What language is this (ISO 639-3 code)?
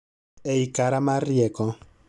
luo